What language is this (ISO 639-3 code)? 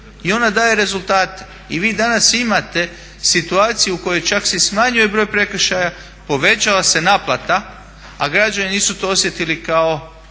hrv